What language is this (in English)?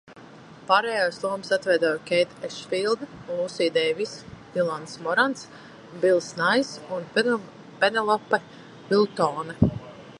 Latvian